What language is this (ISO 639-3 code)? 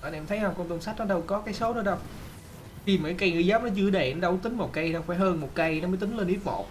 vie